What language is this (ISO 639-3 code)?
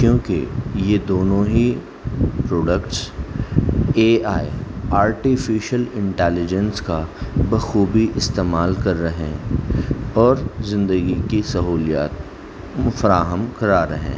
urd